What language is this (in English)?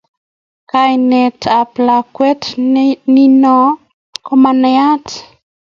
Kalenjin